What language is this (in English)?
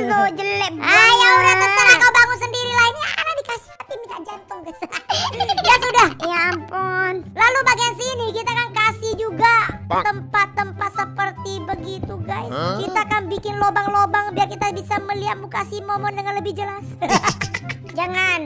Indonesian